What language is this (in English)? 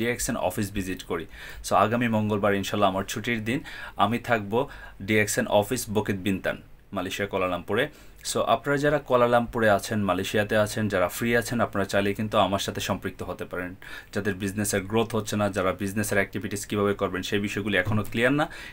Bangla